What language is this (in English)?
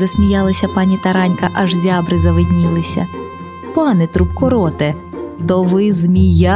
Ukrainian